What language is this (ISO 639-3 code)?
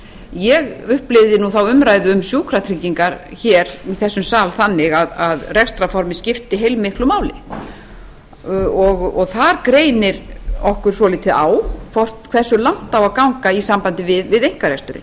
isl